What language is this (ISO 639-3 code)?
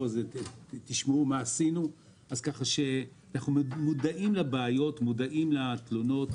heb